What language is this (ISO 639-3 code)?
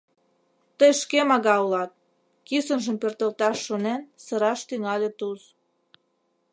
chm